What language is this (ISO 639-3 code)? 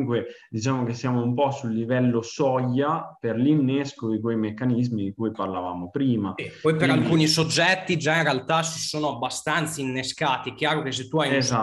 ita